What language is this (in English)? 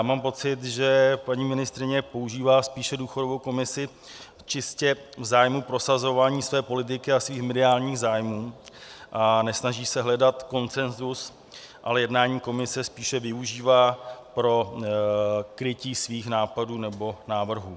Czech